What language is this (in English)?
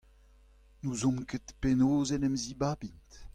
Breton